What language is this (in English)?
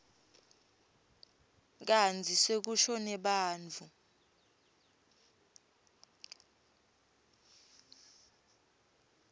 Swati